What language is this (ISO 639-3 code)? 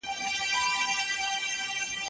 pus